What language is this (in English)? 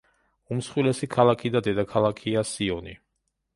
Georgian